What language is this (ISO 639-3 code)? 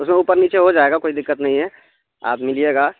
urd